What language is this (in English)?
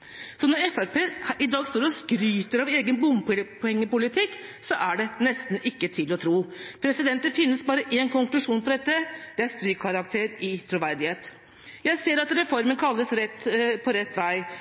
Norwegian Bokmål